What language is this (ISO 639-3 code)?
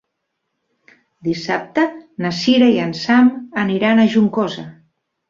cat